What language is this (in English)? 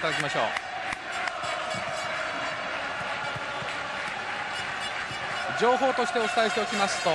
Japanese